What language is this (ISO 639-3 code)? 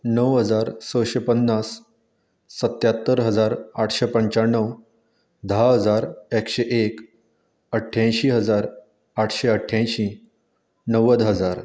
kok